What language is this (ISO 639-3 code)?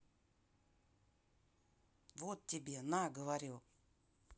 rus